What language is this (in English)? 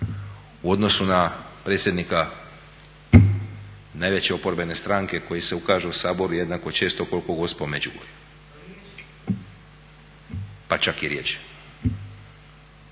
Croatian